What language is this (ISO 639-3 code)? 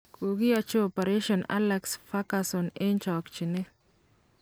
kln